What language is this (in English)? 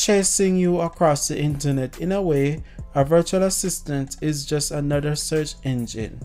English